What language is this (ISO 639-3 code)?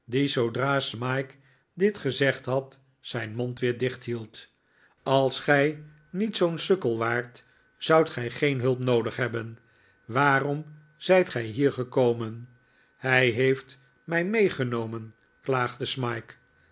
nld